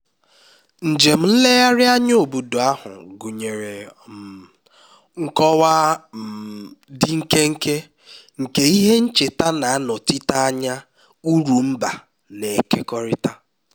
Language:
Igbo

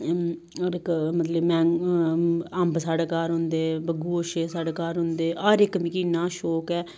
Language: Dogri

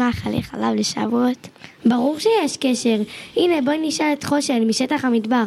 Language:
Hebrew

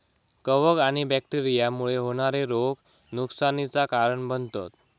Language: Marathi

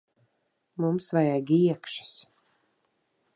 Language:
Latvian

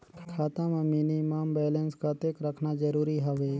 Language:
Chhattisgarhi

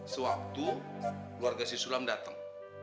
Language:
Indonesian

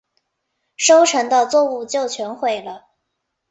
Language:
Chinese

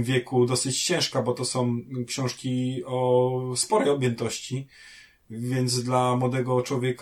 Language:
Polish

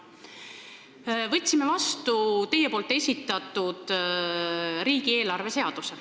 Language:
Estonian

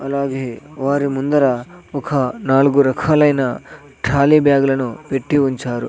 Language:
Telugu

